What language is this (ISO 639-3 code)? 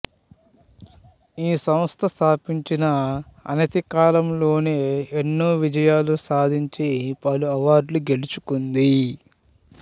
tel